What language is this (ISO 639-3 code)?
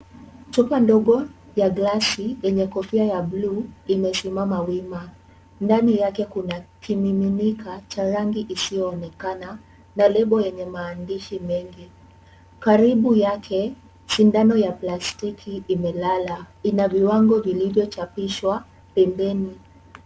swa